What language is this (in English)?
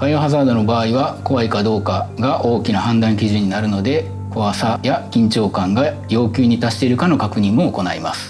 Japanese